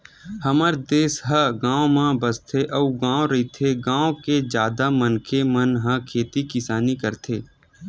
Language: Chhattisgarhi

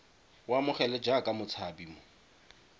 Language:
Tswana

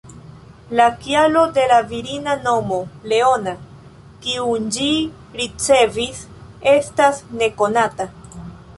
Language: Esperanto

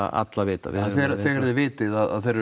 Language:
Icelandic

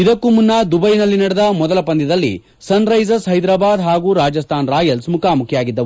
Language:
Kannada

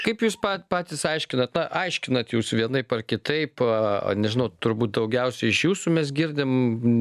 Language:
Lithuanian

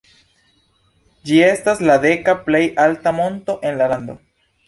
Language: Esperanto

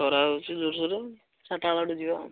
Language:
Odia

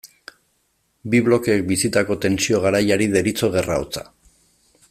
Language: Basque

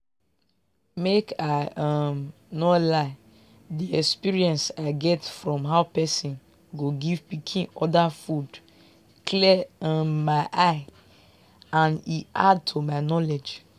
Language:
Nigerian Pidgin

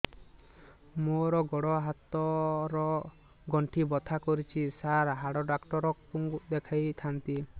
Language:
Odia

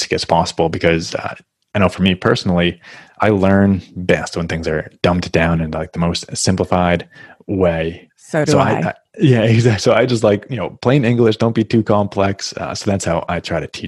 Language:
English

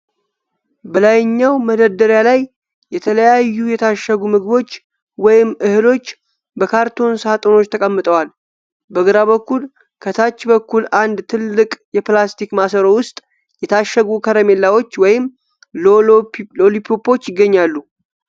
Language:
Amharic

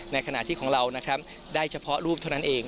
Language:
Thai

